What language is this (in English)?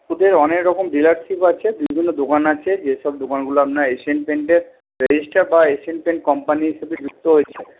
Bangla